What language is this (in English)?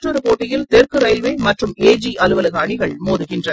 Tamil